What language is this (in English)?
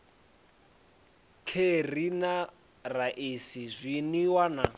Venda